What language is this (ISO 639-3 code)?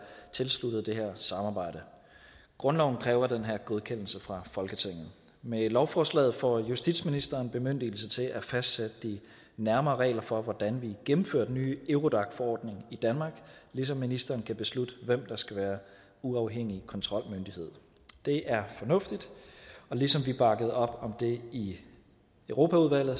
dan